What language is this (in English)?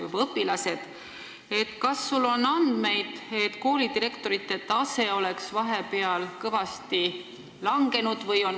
Estonian